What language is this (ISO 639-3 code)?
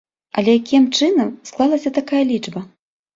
bel